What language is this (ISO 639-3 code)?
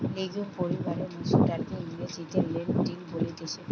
ben